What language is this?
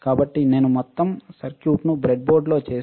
Telugu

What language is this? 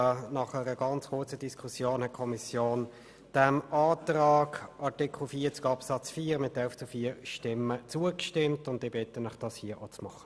Swiss German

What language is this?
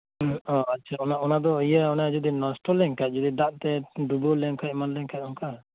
Santali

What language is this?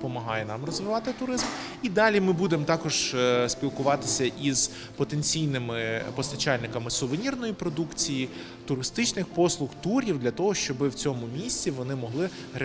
Ukrainian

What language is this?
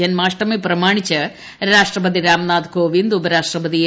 Malayalam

